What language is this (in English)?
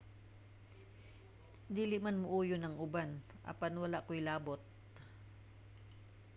Cebuano